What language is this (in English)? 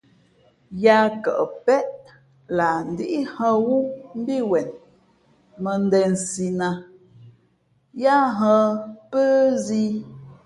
Fe'fe'